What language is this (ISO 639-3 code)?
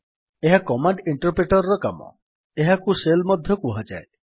ori